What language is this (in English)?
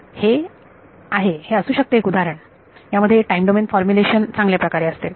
Marathi